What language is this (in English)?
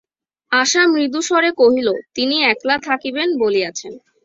Bangla